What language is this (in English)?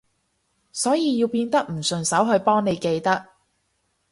Cantonese